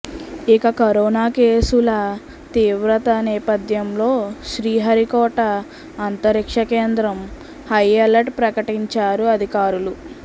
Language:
Telugu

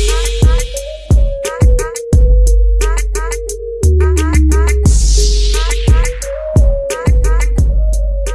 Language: Indonesian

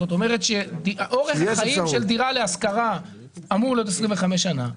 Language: Hebrew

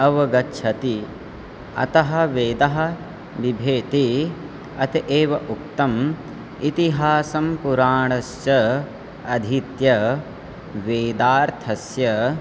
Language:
Sanskrit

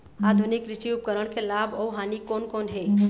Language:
Chhattisgarhi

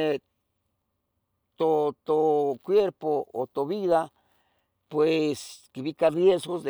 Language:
Tetelcingo Nahuatl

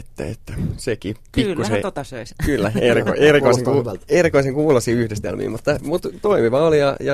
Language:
Finnish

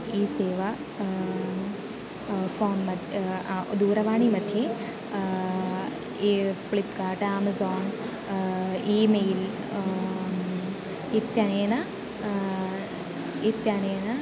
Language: Sanskrit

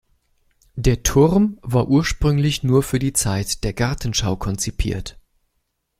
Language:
German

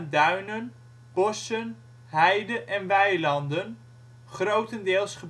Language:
Dutch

